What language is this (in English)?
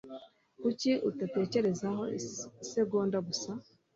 Kinyarwanda